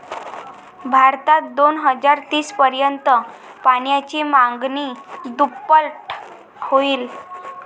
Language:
Marathi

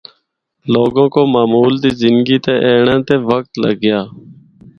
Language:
Northern Hindko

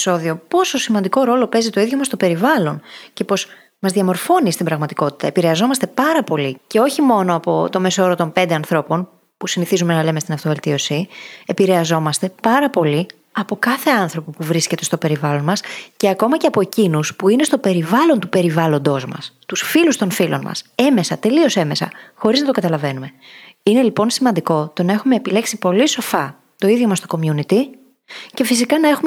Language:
Greek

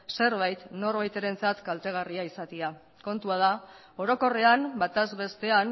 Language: Basque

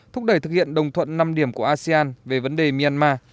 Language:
Vietnamese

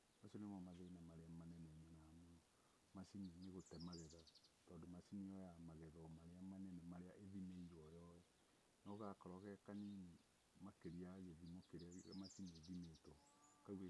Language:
Kikuyu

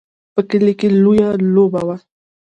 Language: Pashto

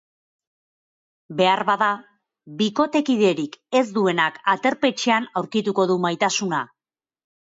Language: Basque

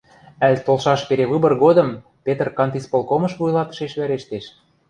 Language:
Western Mari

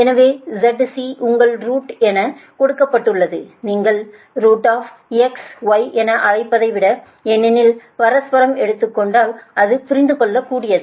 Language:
Tamil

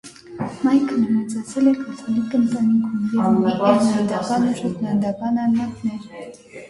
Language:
Armenian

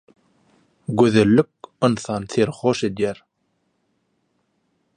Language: Turkmen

